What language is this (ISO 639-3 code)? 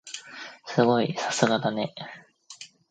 jpn